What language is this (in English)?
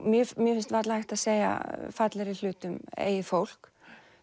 Icelandic